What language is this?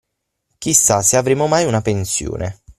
Italian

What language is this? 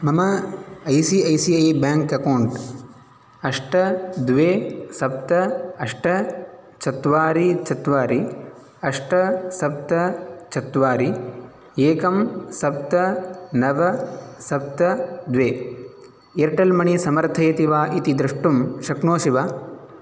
Sanskrit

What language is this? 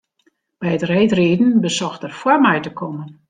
Western Frisian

